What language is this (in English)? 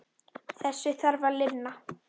Icelandic